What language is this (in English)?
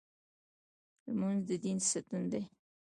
Pashto